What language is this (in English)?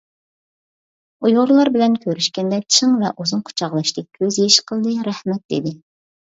Uyghur